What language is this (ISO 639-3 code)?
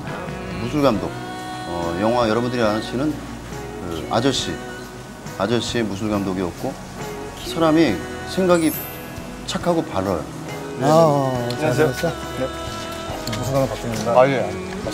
kor